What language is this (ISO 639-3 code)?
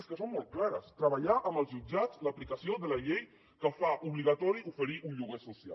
cat